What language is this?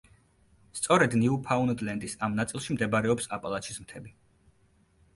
Georgian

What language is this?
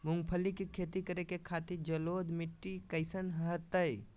Magahi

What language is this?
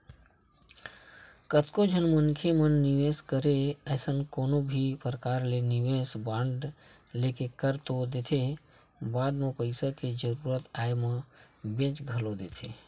Chhattisgarhi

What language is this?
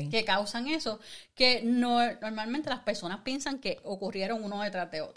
Spanish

